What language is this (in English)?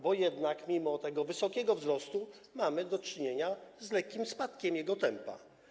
Polish